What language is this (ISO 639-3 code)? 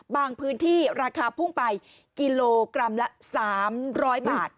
tha